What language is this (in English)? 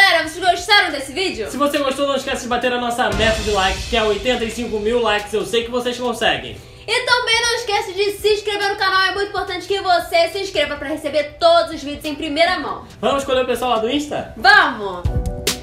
Portuguese